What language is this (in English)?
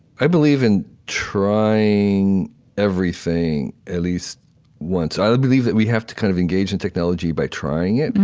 English